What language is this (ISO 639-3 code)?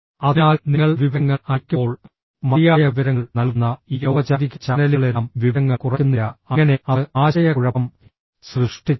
mal